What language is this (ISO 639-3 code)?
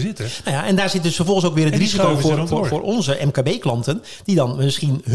nld